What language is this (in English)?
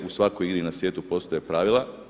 Croatian